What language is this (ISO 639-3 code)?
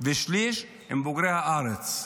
heb